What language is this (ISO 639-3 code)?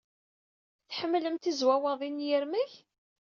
kab